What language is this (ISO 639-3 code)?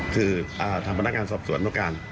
tha